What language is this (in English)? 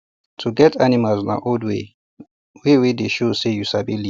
Nigerian Pidgin